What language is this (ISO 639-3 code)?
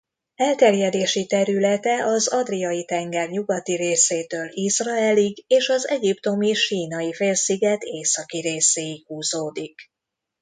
hun